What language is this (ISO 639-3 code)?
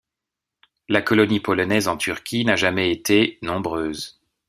fra